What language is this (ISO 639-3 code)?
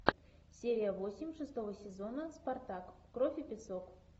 rus